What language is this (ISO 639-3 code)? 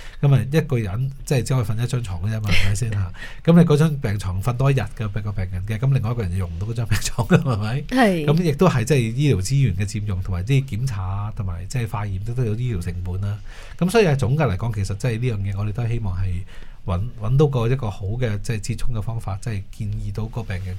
zho